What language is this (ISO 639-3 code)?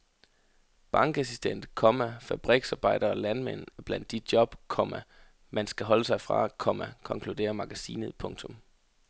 dan